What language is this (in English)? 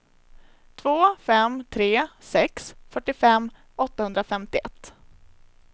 Swedish